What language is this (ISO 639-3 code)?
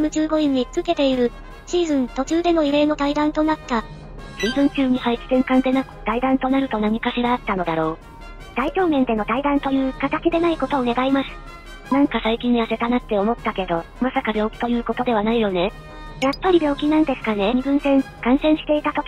jpn